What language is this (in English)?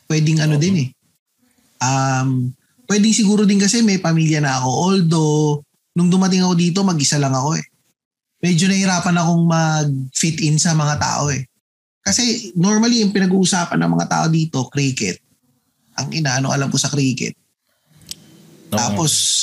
Filipino